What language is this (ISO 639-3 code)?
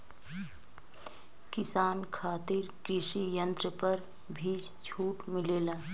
bho